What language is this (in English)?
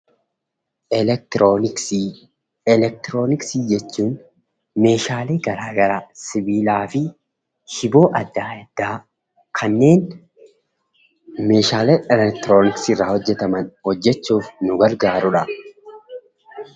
Oromo